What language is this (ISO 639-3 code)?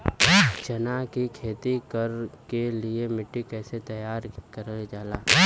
bho